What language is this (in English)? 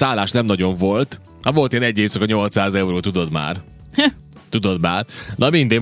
Hungarian